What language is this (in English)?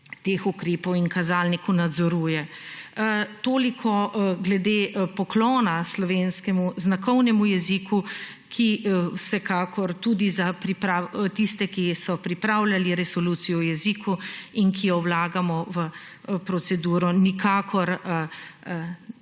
Slovenian